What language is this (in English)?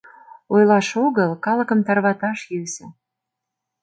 Mari